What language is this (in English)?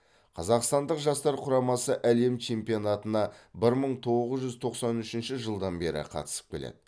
Kazakh